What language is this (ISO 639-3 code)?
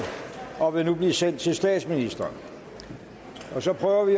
dan